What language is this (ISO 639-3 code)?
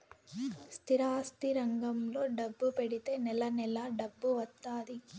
tel